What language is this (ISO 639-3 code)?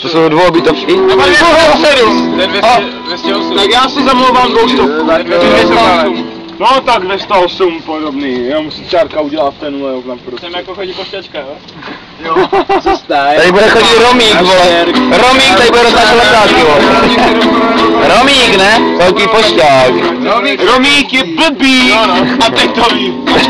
ces